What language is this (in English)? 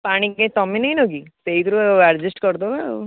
Odia